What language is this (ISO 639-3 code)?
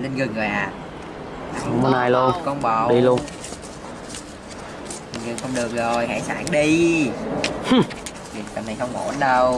vie